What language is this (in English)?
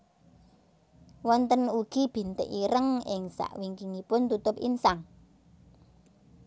Javanese